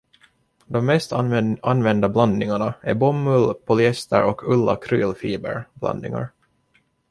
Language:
Swedish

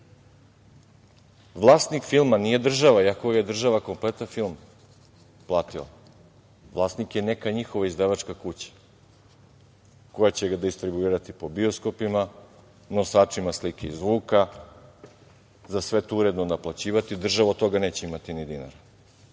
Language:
Serbian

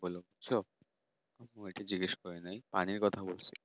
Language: Bangla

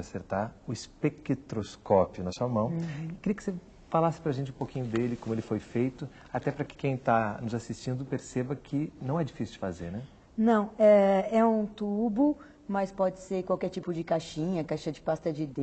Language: Portuguese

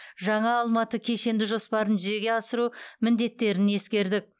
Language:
Kazakh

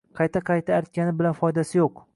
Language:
Uzbek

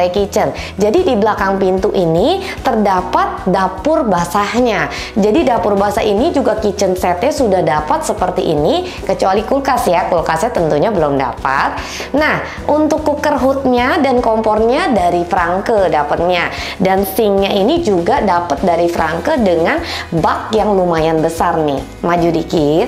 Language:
Indonesian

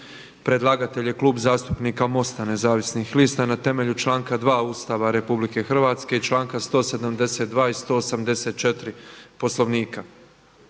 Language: Croatian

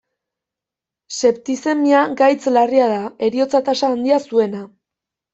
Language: Basque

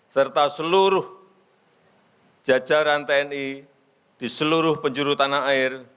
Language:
Indonesian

